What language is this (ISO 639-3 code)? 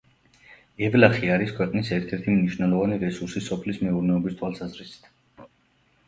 kat